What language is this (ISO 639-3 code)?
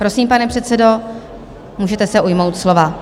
ces